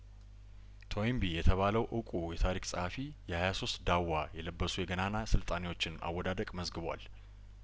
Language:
Amharic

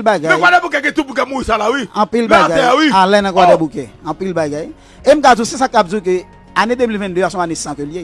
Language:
French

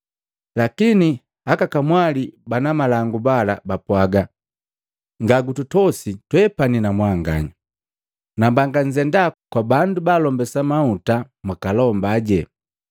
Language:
Matengo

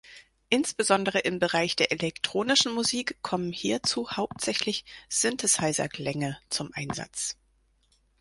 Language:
German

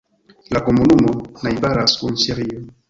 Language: Esperanto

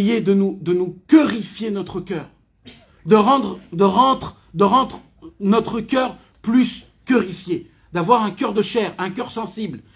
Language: French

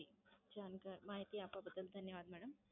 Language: Gujarati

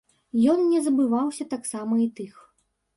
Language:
Belarusian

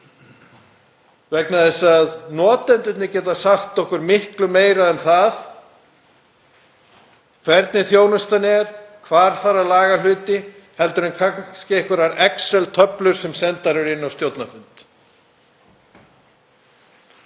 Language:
Icelandic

